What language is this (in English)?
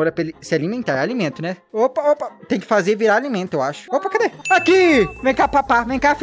Portuguese